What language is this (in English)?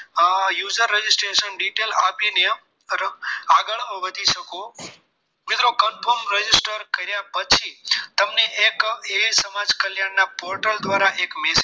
Gujarati